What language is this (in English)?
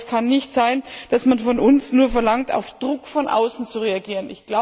German